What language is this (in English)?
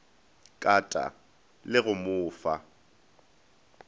Northern Sotho